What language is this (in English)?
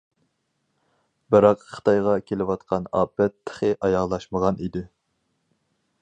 Uyghur